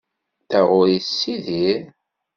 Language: Kabyle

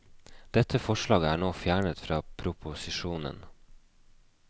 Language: Norwegian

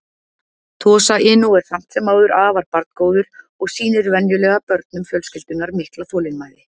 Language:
Icelandic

